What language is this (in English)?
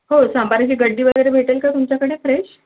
Marathi